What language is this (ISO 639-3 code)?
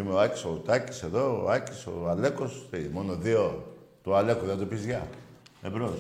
ell